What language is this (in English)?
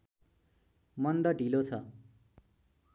Nepali